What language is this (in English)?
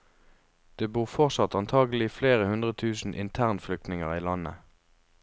Norwegian